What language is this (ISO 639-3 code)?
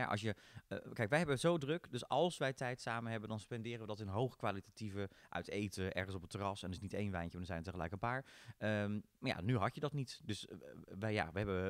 nld